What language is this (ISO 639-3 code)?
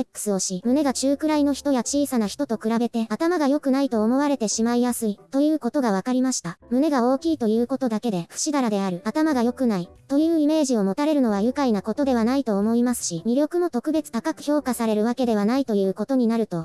jpn